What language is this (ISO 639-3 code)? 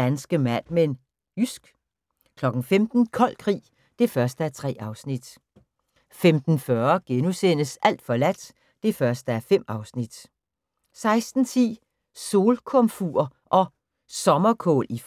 dan